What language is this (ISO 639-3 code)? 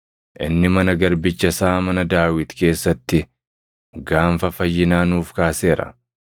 orm